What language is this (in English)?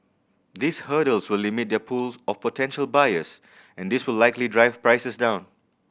English